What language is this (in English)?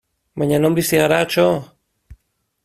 Basque